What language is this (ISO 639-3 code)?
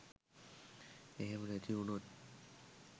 sin